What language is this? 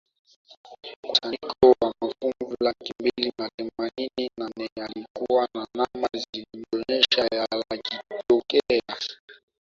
Swahili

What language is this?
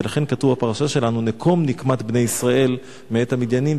Hebrew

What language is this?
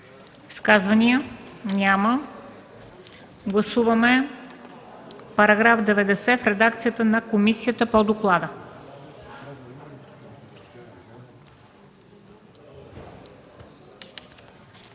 Bulgarian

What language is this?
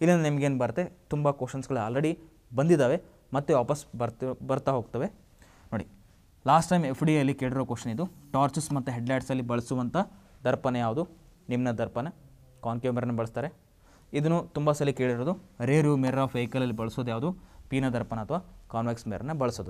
Hindi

